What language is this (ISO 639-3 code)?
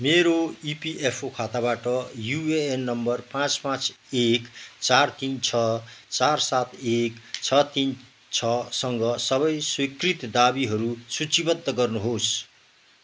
nep